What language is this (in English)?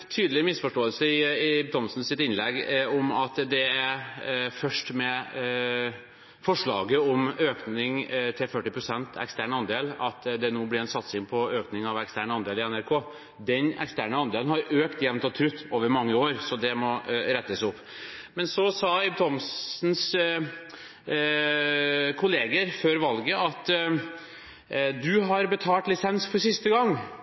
Norwegian Bokmål